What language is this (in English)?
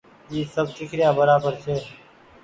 Goaria